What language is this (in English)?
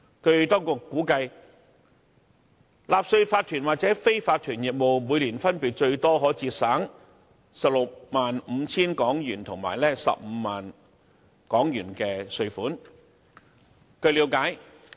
Cantonese